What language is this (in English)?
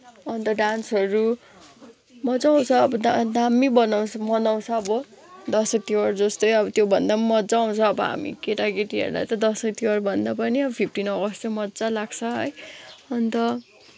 Nepali